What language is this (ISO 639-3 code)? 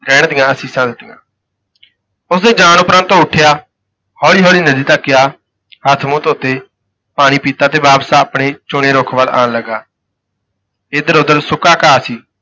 pan